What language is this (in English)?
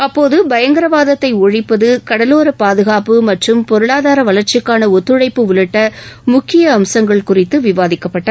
Tamil